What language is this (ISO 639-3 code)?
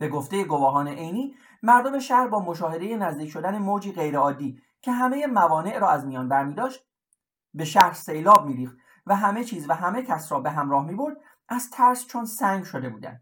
fas